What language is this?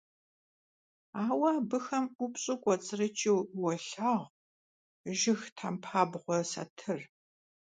Kabardian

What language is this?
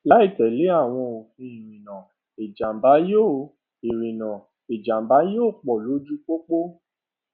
Yoruba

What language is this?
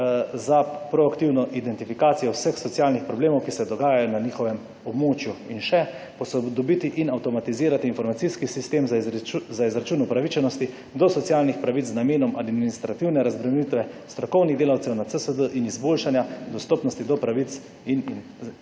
Slovenian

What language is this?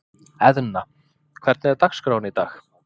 Icelandic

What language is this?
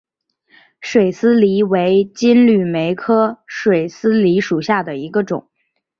Chinese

